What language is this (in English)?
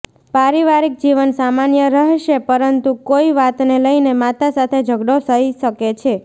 Gujarati